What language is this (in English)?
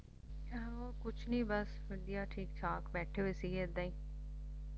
Punjabi